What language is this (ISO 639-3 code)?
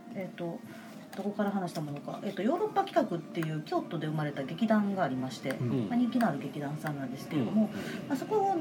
jpn